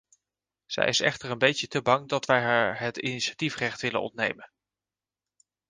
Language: Dutch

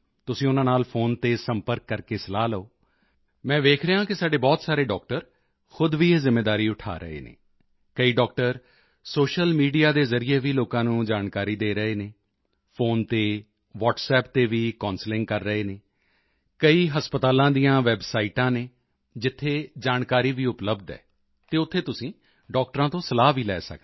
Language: Punjabi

